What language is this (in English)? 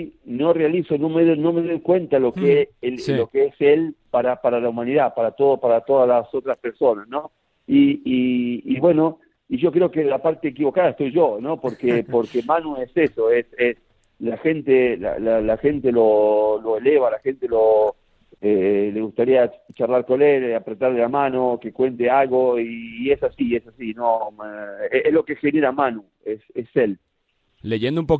Spanish